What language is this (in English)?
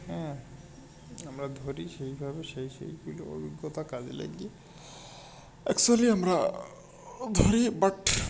Bangla